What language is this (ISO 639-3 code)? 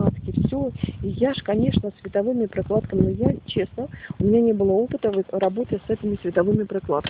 rus